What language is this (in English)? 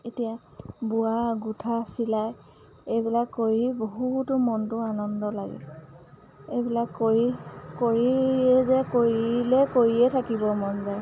Assamese